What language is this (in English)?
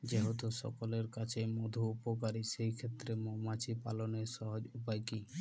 Bangla